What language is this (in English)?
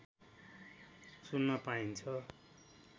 Nepali